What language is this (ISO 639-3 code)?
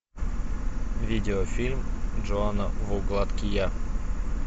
rus